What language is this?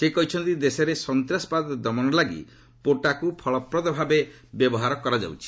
Odia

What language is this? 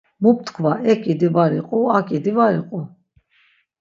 Laz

